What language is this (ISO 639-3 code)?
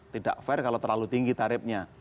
ind